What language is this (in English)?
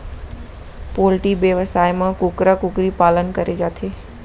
Chhattisgarhi